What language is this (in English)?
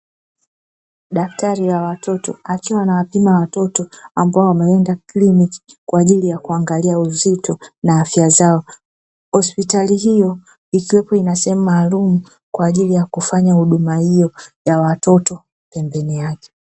Swahili